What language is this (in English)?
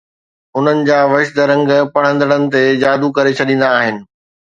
Sindhi